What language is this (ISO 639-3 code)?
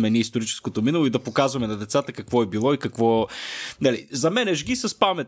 bul